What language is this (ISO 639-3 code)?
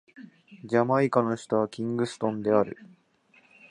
jpn